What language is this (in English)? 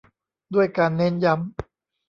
Thai